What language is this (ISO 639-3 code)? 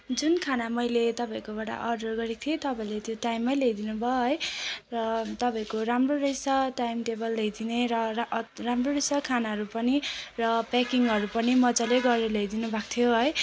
nep